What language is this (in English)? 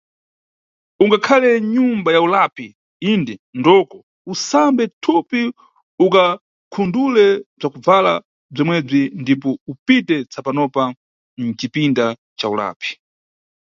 Nyungwe